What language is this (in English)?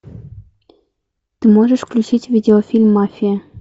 Russian